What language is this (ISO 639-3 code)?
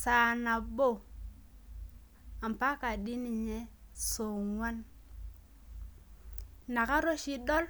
mas